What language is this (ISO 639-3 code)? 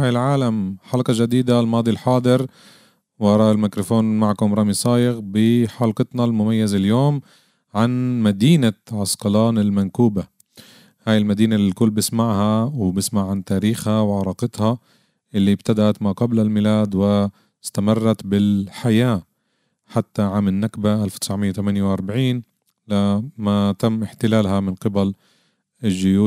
ara